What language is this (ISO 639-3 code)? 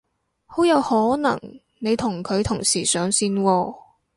yue